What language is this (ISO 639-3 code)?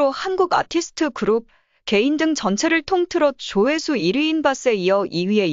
kor